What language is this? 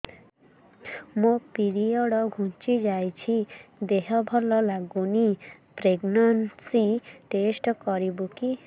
Odia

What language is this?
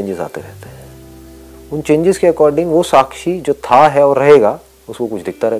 Hindi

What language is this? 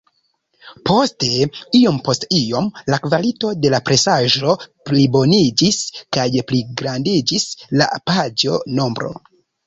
Esperanto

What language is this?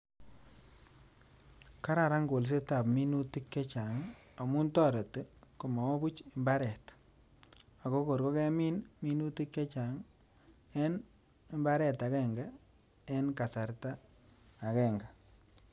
Kalenjin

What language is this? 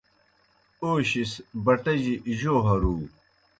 Kohistani Shina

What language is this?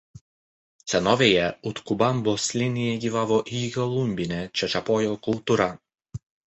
Lithuanian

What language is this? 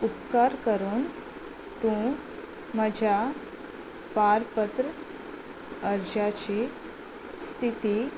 Konkani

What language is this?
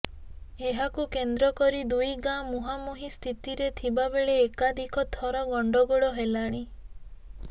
Odia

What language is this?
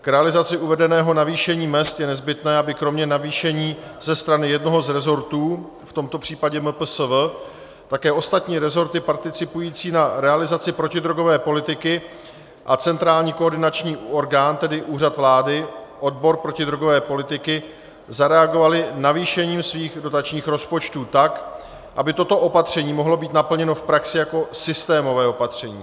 Czech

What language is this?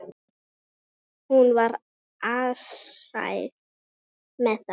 Icelandic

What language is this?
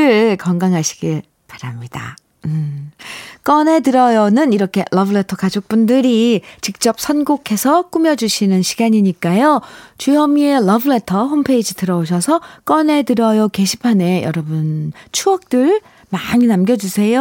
Korean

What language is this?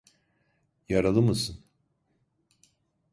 Turkish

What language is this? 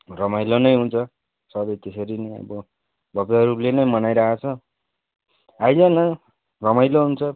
Nepali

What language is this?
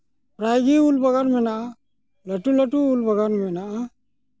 Santali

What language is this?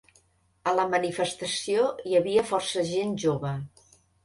Catalan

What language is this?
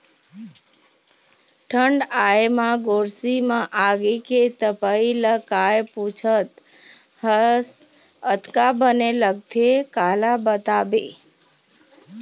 Chhattisgarhi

